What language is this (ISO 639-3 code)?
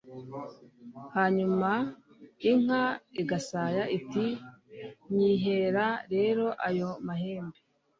kin